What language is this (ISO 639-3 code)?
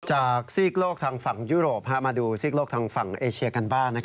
tha